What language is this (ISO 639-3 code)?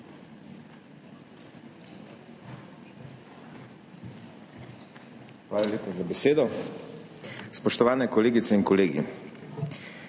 slv